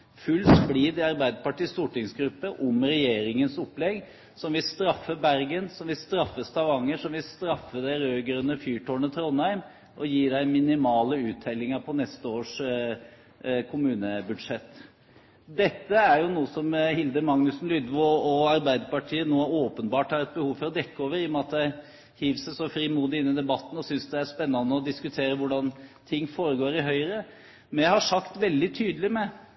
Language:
Norwegian Bokmål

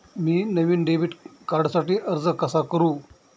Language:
Marathi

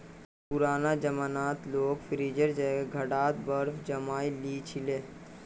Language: Magahi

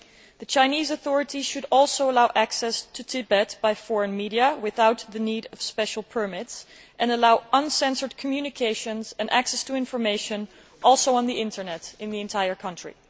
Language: English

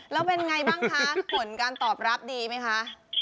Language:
Thai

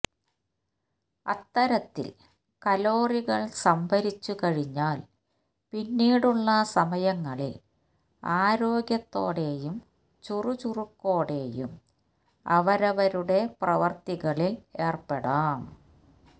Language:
Malayalam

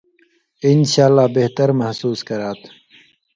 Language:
Indus Kohistani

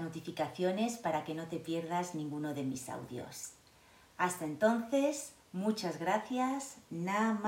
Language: Spanish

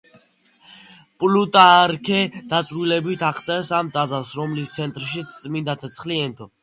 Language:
Georgian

